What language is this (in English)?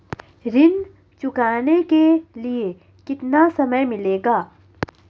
Hindi